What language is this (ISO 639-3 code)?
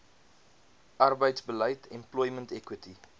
afr